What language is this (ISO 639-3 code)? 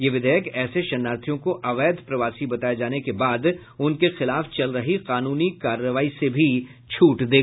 hin